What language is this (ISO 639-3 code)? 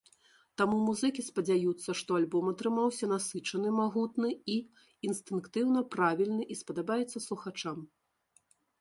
bel